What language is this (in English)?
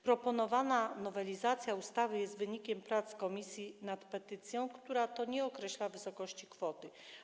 Polish